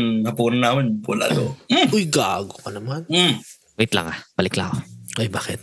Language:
Filipino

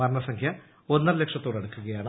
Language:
Malayalam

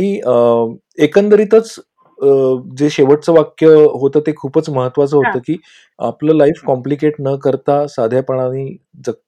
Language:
Marathi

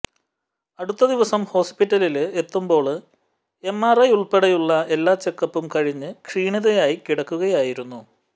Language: Malayalam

